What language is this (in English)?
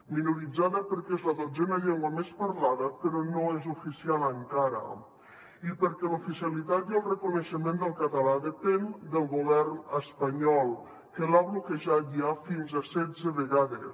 Catalan